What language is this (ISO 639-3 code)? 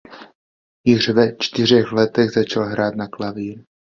ces